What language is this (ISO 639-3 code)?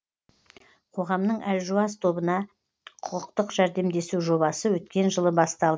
kaz